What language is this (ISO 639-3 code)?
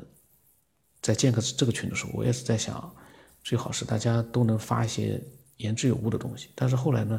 zho